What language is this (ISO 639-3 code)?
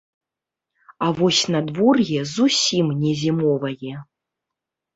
bel